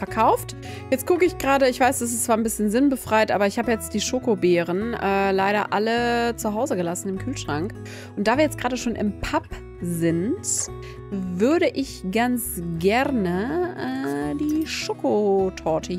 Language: German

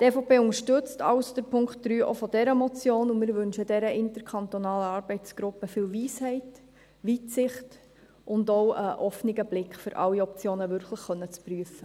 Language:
Swiss German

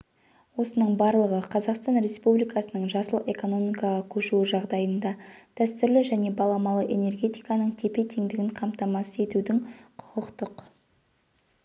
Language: Kazakh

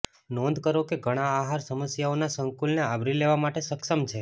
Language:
Gujarati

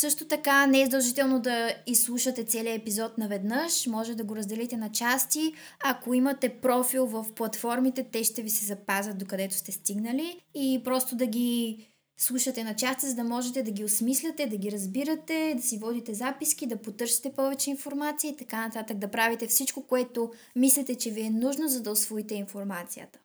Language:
Bulgarian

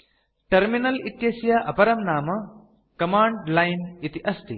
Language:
Sanskrit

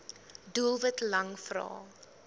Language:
Afrikaans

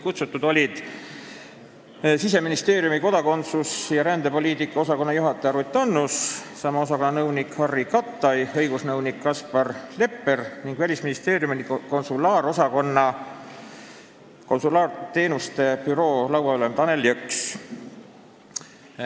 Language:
Estonian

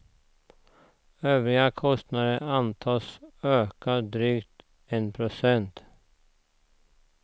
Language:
Swedish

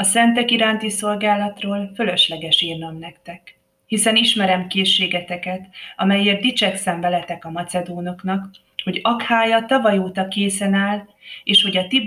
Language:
Hungarian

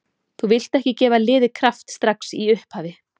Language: Icelandic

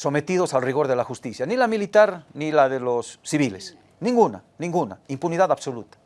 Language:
Spanish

